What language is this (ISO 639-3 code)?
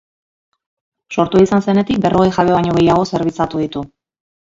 eus